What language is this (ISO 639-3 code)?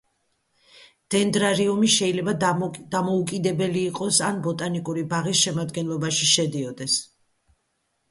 kat